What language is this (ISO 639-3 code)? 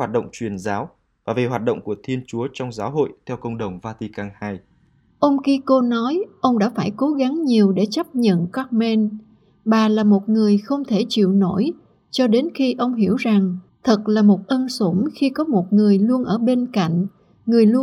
vie